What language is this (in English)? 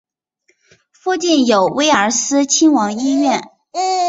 Chinese